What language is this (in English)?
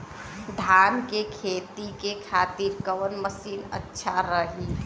Bhojpuri